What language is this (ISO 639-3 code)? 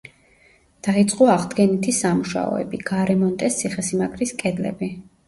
kat